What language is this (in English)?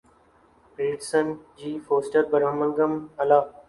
Urdu